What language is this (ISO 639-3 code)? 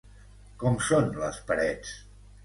cat